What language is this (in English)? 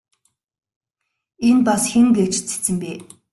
Mongolian